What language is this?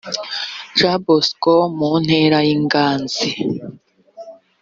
Kinyarwanda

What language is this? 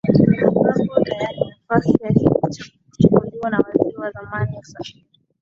Swahili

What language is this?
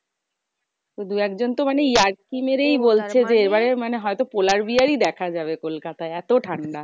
Bangla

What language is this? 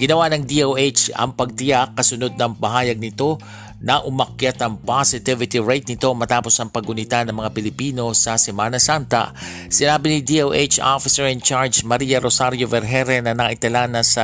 Filipino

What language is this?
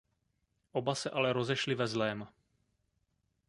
Czech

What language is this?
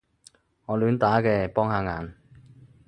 Cantonese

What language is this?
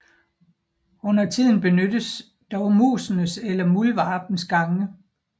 Danish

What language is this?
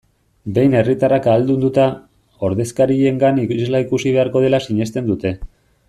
Basque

